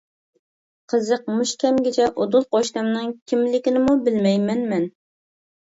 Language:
Uyghur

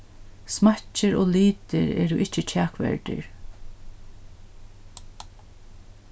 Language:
Faroese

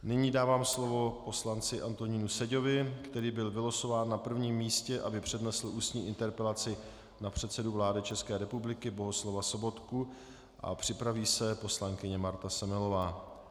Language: Czech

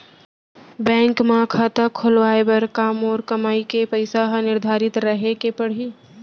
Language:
Chhattisgarhi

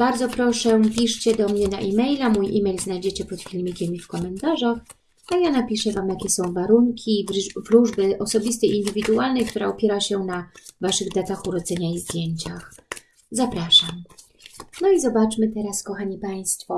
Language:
Polish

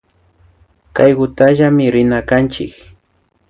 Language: Imbabura Highland Quichua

